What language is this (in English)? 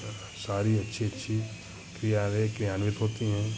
Hindi